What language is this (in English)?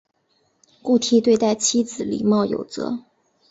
Chinese